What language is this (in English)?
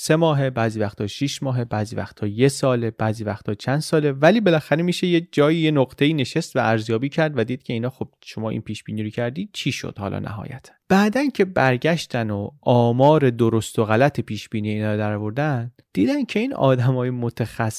Persian